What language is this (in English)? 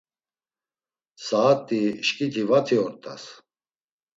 Laz